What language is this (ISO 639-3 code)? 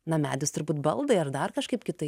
lit